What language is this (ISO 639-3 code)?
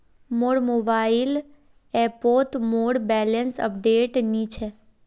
mag